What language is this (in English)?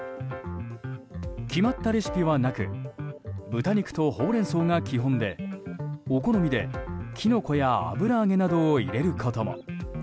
Japanese